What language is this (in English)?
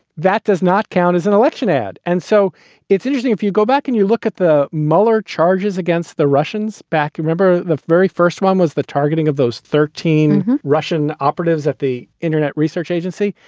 English